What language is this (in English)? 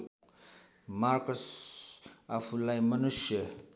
Nepali